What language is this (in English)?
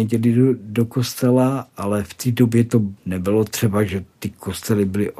Czech